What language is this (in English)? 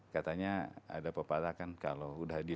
Indonesian